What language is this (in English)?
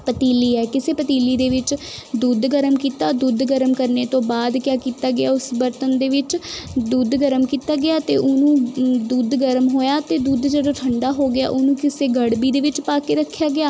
Punjabi